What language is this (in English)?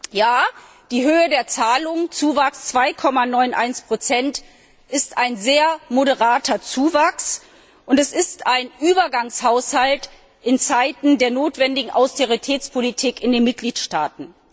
German